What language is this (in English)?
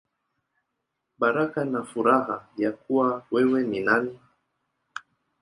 Swahili